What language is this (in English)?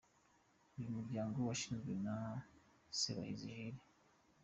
Kinyarwanda